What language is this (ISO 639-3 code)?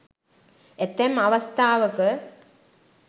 sin